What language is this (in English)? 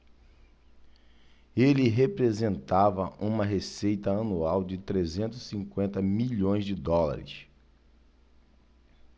Portuguese